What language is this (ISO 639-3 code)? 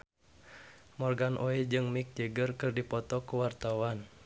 sun